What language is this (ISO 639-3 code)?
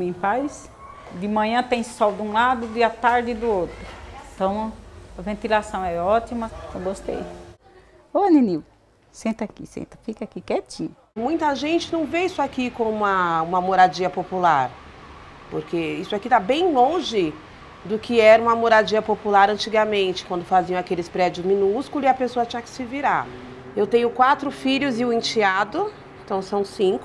por